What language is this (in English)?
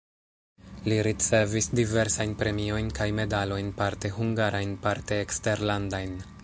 Esperanto